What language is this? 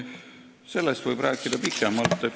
Estonian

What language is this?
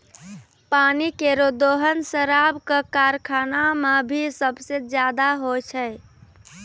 Maithili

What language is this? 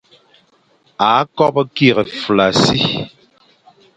Fang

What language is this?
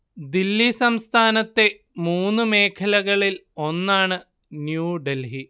Malayalam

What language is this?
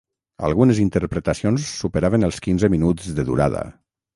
Catalan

